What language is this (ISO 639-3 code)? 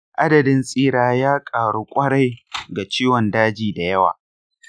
hau